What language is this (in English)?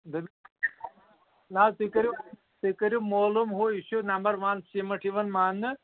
Kashmiri